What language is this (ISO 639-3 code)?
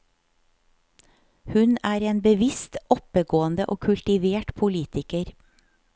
nor